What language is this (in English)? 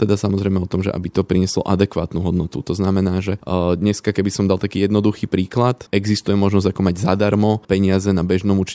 Slovak